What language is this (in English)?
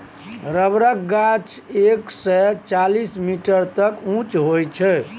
Maithili